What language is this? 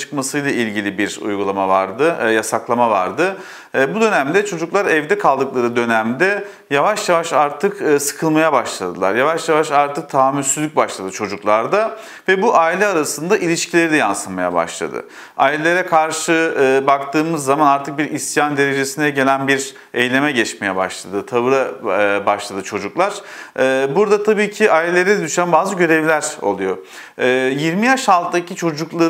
Turkish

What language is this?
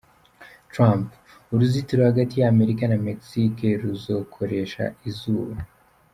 Kinyarwanda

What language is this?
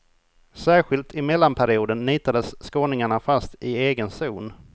Swedish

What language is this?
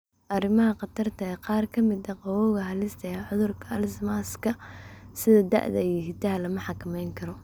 Somali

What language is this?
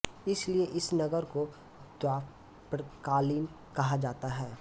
Hindi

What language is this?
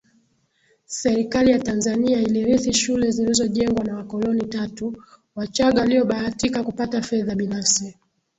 Swahili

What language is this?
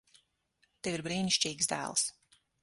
Latvian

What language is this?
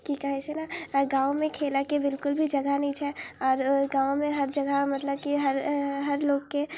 Maithili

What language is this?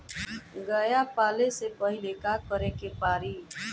Bhojpuri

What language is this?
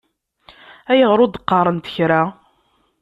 Kabyle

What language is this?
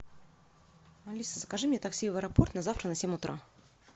Russian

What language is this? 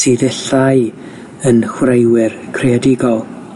Welsh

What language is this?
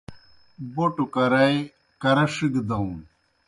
Kohistani Shina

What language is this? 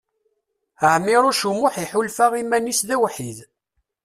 Kabyle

